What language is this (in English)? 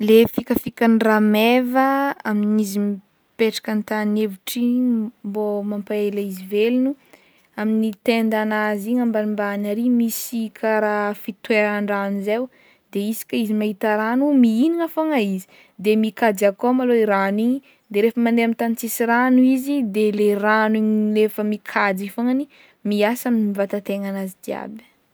Northern Betsimisaraka Malagasy